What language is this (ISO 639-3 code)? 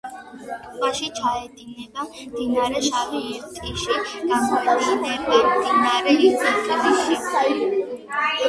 kat